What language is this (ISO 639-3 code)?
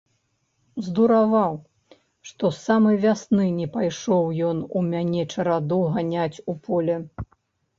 bel